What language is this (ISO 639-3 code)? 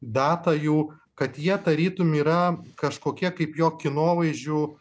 lit